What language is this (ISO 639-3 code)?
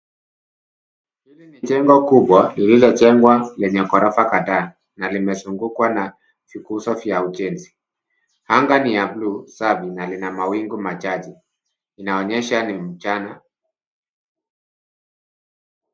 swa